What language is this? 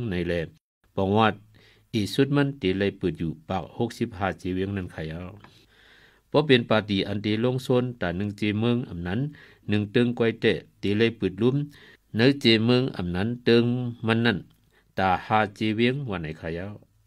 Thai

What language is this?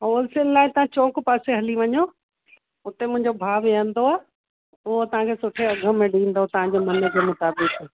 Sindhi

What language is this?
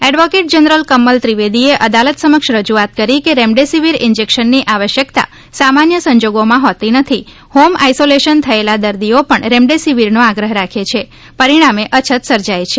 Gujarati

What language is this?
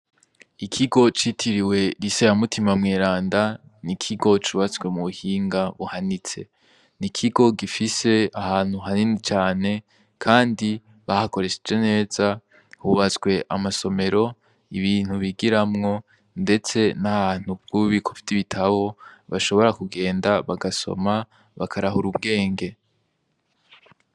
Rundi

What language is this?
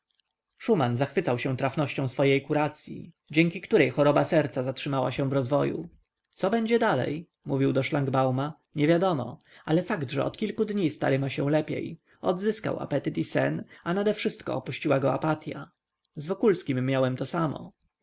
Polish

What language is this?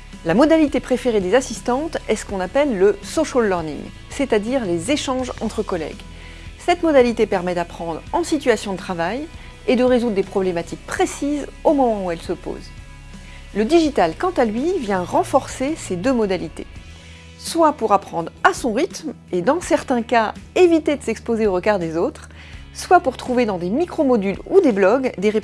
French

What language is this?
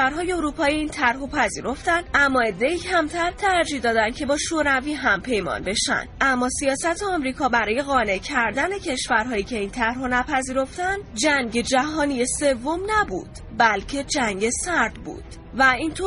Persian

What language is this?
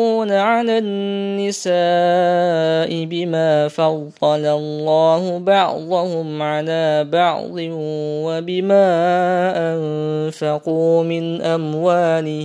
Arabic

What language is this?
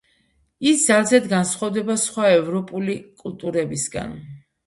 Georgian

